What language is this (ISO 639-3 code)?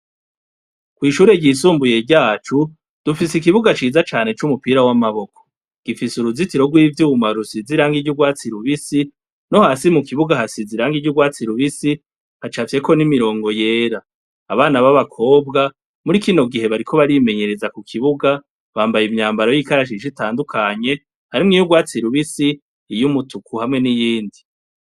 run